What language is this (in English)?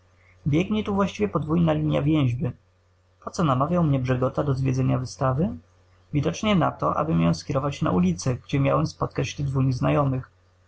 Polish